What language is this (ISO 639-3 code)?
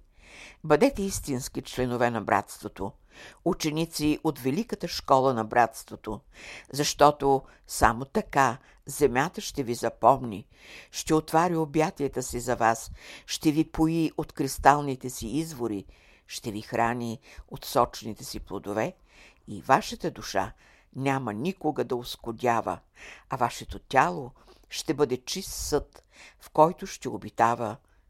bul